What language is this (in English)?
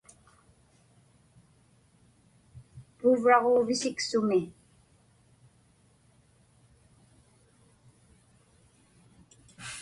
Inupiaq